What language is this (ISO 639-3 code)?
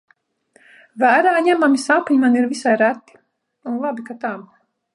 lav